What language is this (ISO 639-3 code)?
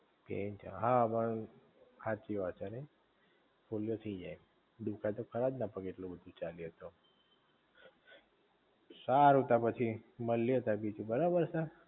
guj